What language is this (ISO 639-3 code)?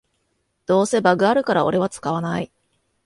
jpn